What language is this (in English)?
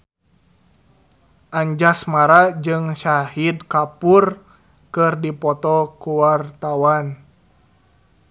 Sundanese